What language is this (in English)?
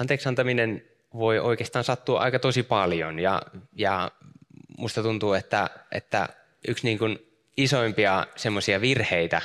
Finnish